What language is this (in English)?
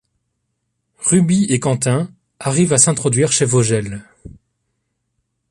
French